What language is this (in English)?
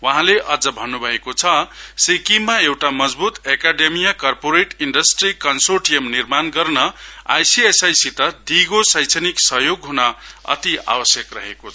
Nepali